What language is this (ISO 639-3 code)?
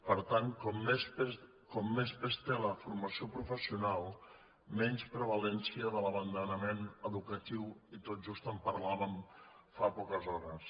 cat